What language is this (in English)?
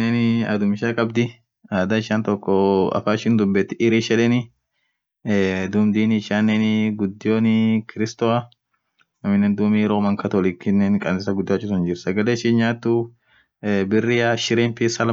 Orma